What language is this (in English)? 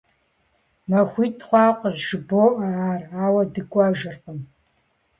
Kabardian